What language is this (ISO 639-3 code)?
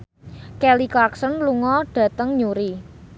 jav